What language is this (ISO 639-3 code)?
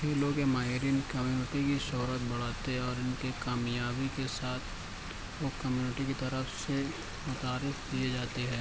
urd